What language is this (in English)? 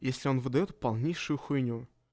Russian